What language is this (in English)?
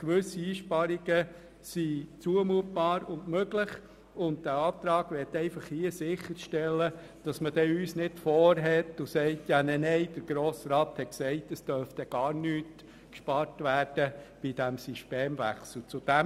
Swiss German